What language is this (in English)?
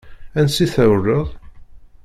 Kabyle